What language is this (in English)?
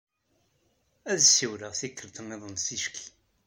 Kabyle